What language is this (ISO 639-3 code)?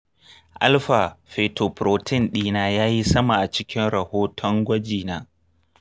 hau